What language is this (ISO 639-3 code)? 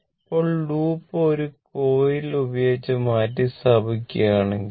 mal